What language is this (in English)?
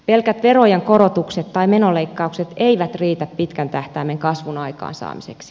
Finnish